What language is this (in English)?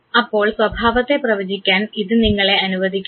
Malayalam